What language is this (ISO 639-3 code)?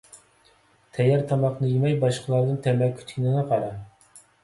uig